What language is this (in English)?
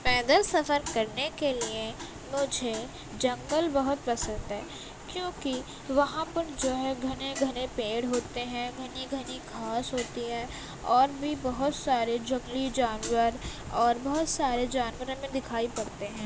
Urdu